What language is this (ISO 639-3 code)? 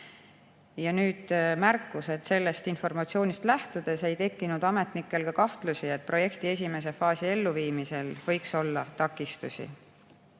est